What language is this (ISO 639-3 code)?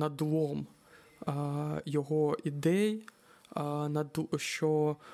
ukr